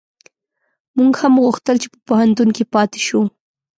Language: Pashto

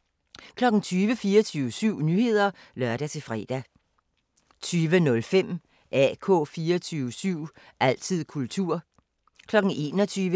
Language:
Danish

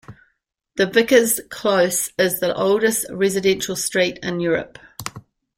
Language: English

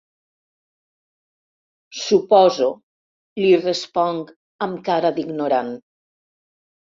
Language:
Catalan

